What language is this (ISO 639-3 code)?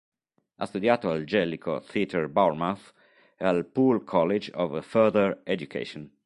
ita